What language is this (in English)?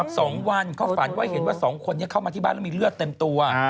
Thai